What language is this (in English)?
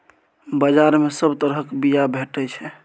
Maithili